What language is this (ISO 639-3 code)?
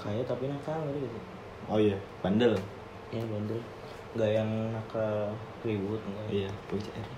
ind